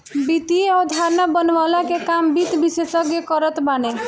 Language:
Bhojpuri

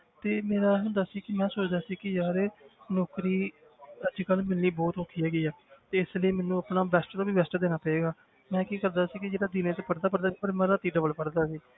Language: Punjabi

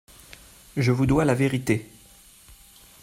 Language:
French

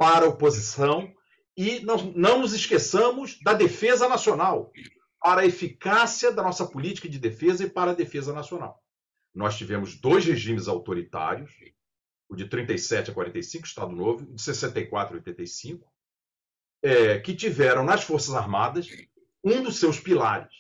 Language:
Portuguese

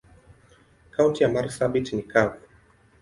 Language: Swahili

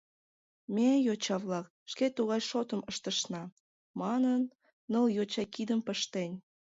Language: Mari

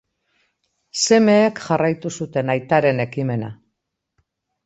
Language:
Basque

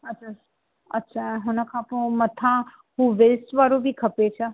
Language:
Sindhi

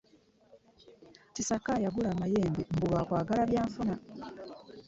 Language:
Ganda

